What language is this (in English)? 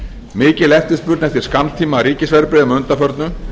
Icelandic